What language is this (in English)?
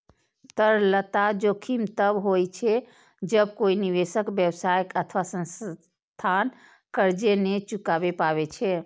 Maithili